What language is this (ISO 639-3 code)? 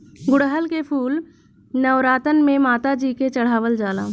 bho